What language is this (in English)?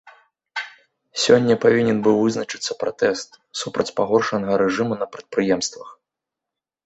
Belarusian